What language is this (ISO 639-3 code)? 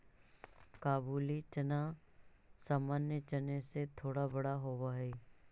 mag